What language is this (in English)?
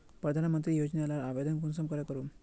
Magahi